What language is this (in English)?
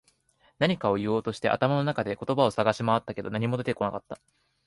Japanese